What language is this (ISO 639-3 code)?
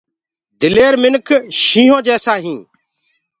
ggg